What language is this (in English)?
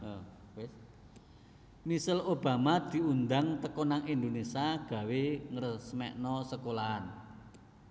Javanese